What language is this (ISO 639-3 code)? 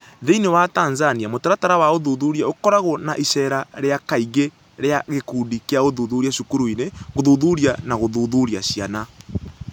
kik